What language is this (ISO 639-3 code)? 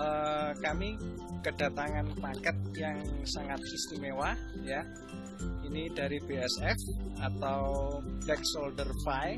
ind